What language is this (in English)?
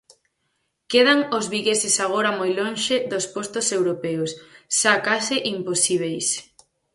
Galician